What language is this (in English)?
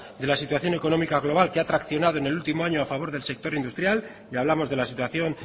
Spanish